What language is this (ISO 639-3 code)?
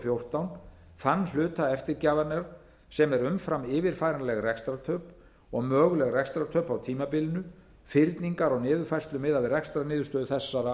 isl